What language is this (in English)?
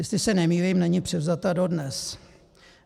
Czech